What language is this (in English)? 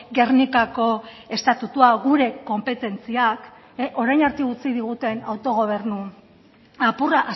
Basque